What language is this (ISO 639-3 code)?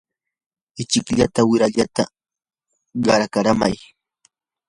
qur